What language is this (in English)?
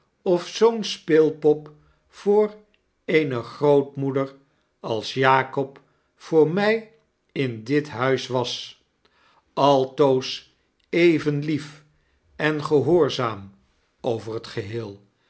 Dutch